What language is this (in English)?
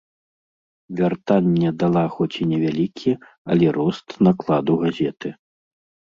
Belarusian